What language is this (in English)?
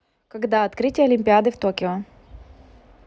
Russian